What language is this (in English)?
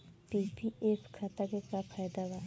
Bhojpuri